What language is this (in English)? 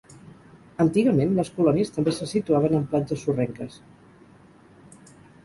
Catalan